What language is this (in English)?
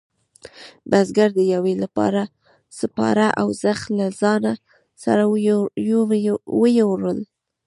Pashto